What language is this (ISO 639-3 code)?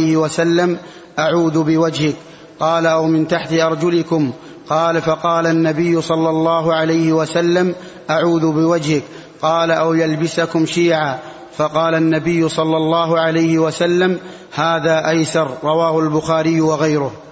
ara